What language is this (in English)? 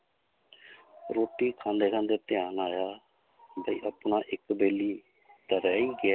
Punjabi